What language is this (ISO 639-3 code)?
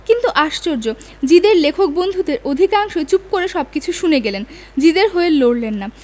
ben